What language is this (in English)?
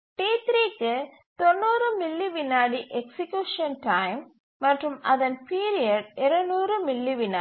Tamil